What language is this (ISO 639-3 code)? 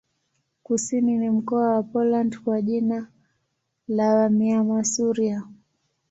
swa